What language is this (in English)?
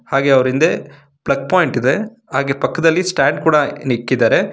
Kannada